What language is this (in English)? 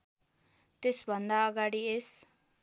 Nepali